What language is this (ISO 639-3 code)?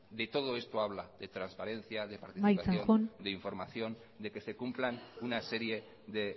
spa